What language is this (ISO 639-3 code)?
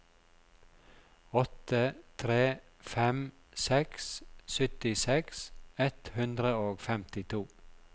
nor